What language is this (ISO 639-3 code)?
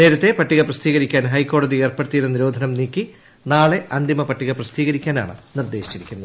mal